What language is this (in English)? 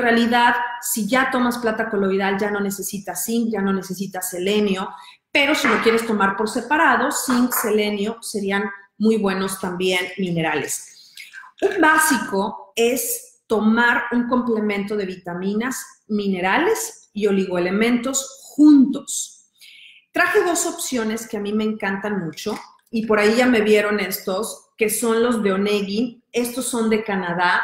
Spanish